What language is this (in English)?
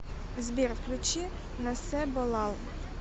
Russian